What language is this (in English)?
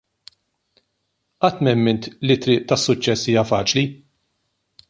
Maltese